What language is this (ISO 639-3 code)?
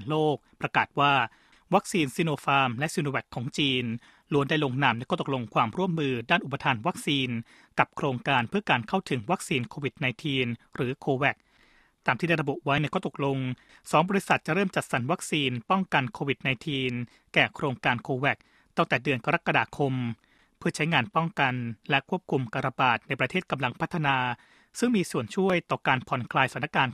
tha